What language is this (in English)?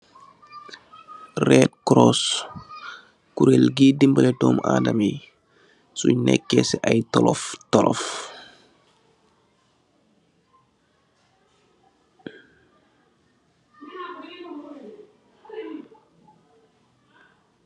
Wolof